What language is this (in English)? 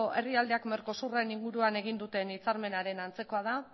Basque